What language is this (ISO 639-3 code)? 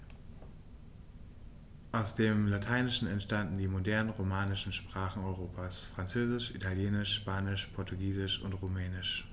deu